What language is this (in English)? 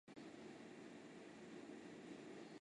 Chinese